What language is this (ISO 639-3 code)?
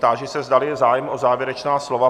ces